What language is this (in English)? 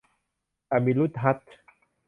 Thai